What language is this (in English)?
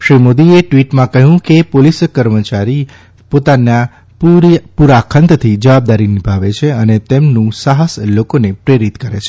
Gujarati